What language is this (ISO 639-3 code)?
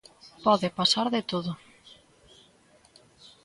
glg